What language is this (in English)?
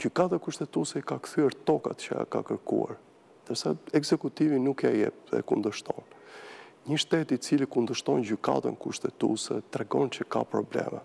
Romanian